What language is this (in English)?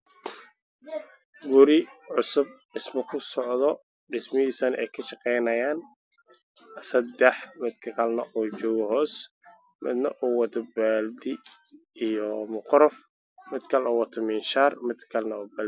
Somali